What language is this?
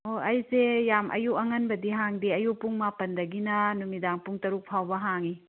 Manipuri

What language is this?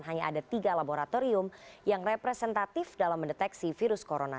Indonesian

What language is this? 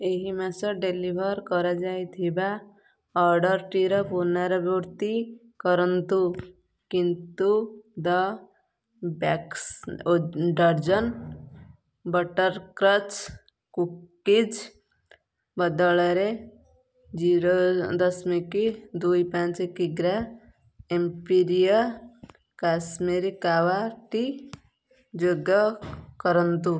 Odia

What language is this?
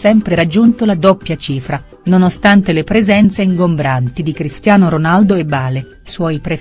Italian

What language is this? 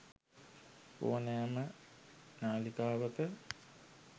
Sinhala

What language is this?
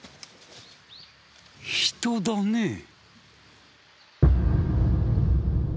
Japanese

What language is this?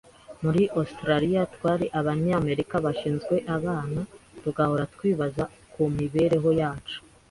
Kinyarwanda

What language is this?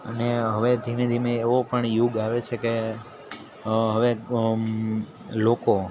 Gujarati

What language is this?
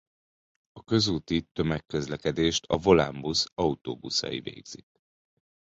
Hungarian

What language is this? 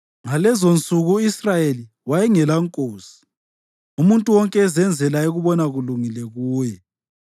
North Ndebele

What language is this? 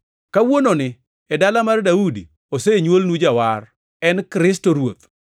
Luo (Kenya and Tanzania)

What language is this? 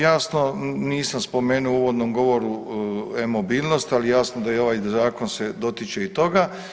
Croatian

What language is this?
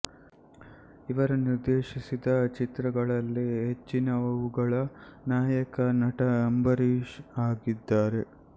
Kannada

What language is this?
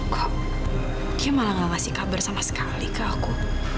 Indonesian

